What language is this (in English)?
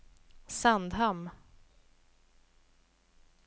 Swedish